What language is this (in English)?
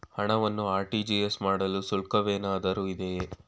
Kannada